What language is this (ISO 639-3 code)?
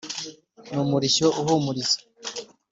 kin